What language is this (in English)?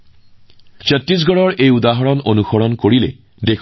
Assamese